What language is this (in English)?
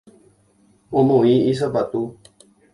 Guarani